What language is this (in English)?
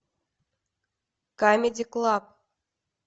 Russian